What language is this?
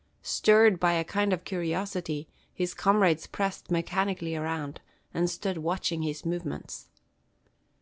English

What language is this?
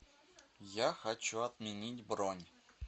Russian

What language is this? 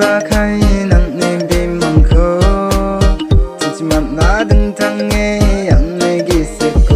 Thai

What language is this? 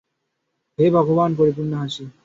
Bangla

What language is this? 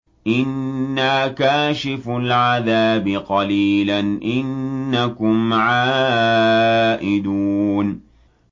Arabic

